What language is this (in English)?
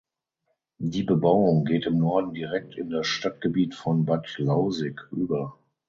German